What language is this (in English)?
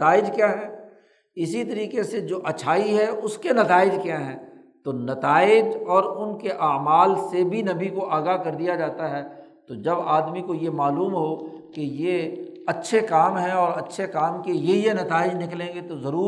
Urdu